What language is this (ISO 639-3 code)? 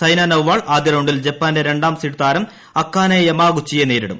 mal